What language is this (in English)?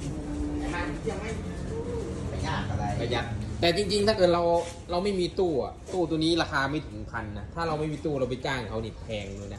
Thai